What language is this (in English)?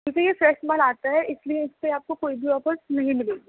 Urdu